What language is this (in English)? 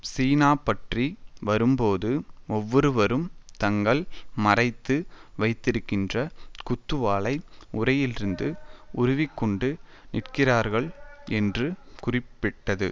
Tamil